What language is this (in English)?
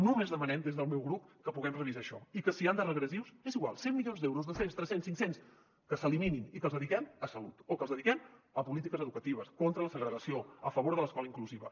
Catalan